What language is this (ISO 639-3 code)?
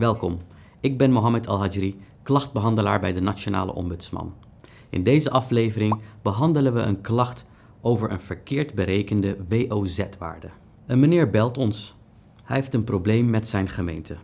nld